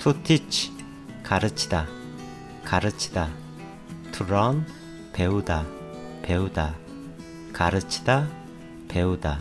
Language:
Korean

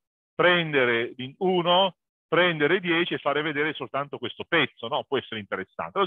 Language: Italian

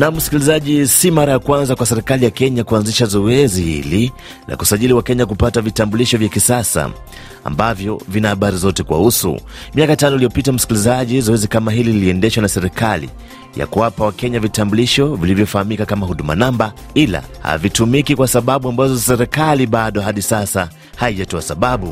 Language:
Swahili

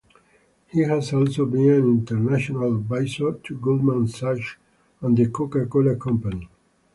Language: English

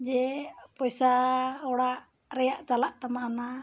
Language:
Santali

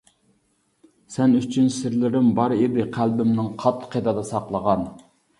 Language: Uyghur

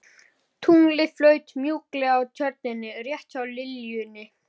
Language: Icelandic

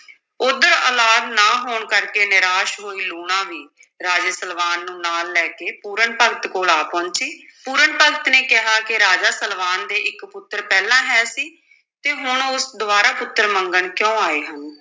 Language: Punjabi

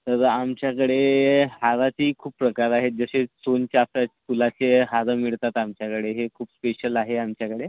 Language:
Marathi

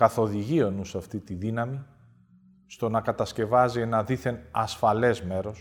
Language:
Greek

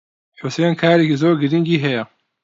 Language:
Central Kurdish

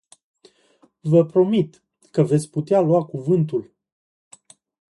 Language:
Romanian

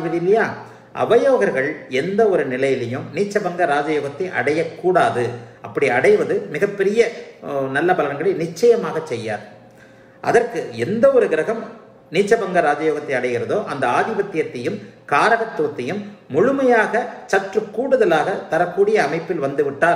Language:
English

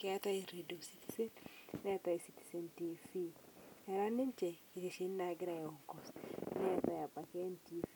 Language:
Masai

